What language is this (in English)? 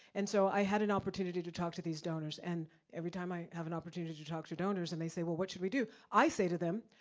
English